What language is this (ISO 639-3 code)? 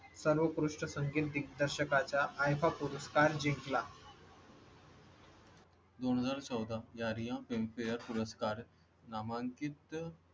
mar